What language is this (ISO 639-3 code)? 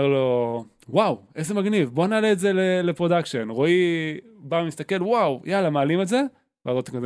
heb